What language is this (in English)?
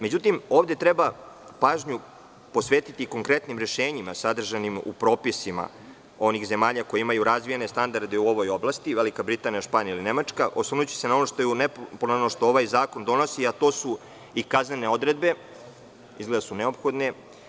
Serbian